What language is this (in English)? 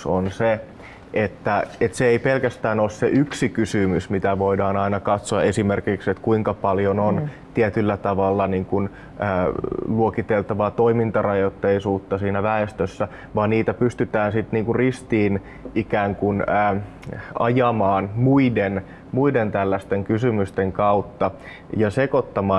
Finnish